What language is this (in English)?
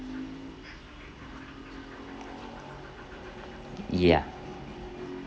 English